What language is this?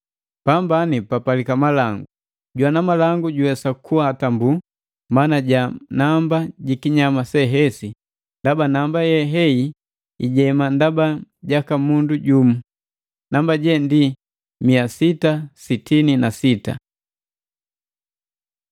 Matengo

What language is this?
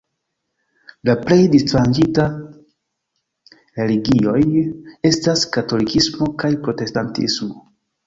Esperanto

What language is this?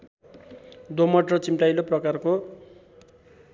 Nepali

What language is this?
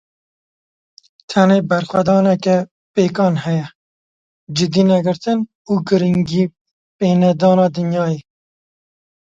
Kurdish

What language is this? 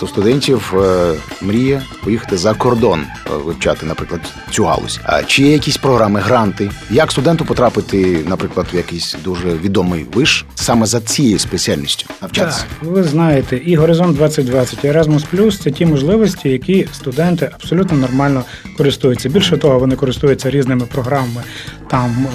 Ukrainian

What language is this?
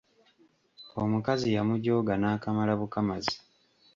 Ganda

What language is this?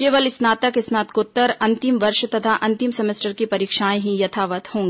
Hindi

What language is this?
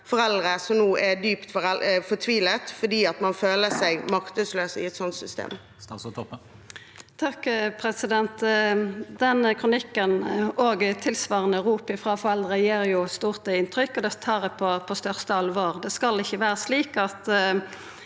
Norwegian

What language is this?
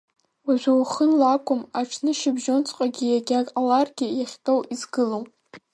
Abkhazian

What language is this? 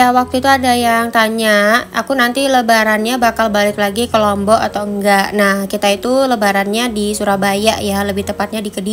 Indonesian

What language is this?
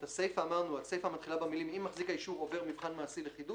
Hebrew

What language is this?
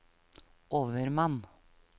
Norwegian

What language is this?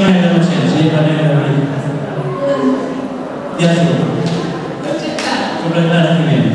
Romanian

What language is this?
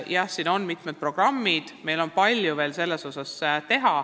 Estonian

